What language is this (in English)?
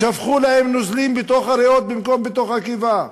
Hebrew